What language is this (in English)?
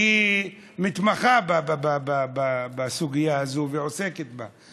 Hebrew